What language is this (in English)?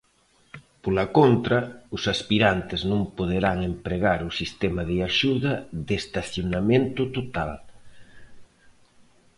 Galician